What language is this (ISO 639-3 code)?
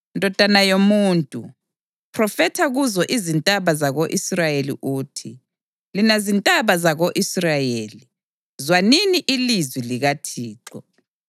nde